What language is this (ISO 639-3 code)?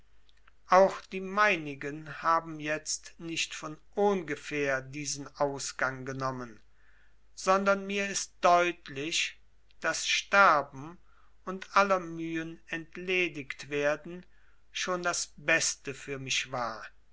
deu